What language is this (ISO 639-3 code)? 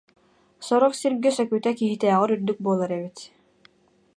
sah